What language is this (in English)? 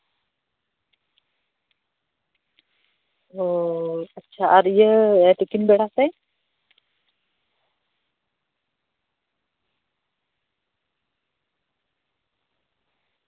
Santali